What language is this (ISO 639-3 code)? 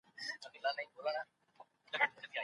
pus